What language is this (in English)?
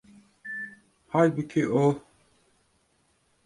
Turkish